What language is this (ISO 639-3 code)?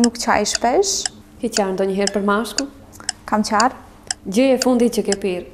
ron